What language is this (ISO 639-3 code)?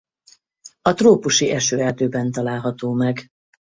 hun